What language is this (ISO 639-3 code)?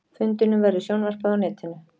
isl